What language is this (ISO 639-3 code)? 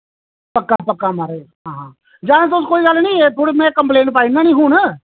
doi